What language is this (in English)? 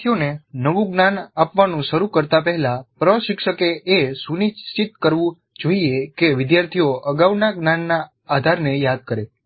Gujarati